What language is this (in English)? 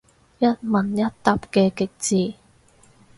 Cantonese